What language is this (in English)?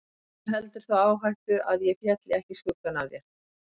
Icelandic